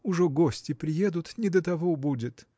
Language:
Russian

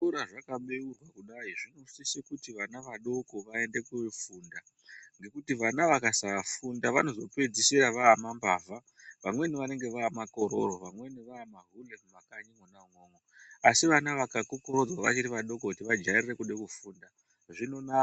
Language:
Ndau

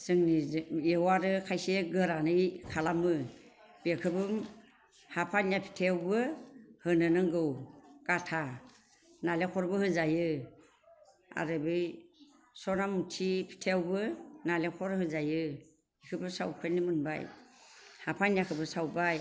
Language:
Bodo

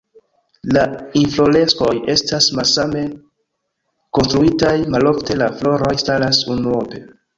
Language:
Esperanto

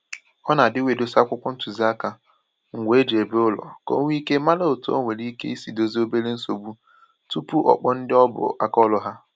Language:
Igbo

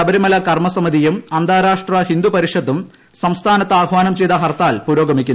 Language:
Malayalam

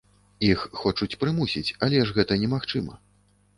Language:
Belarusian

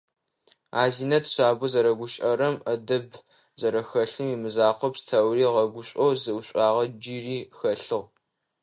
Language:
Adyghe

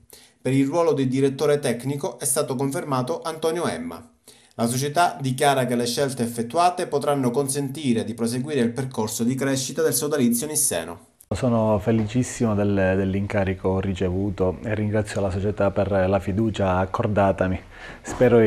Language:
Italian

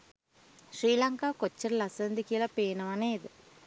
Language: Sinhala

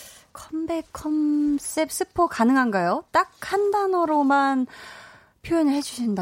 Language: Korean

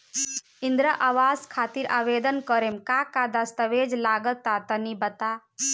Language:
Bhojpuri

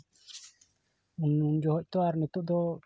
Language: Santali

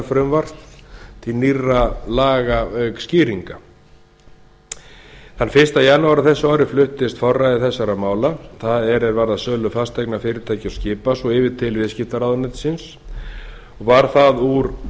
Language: Icelandic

